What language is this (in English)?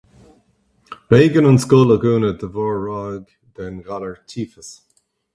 Irish